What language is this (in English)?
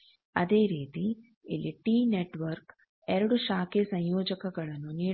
Kannada